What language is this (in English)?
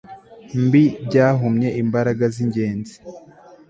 Kinyarwanda